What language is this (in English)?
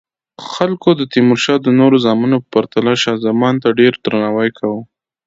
Pashto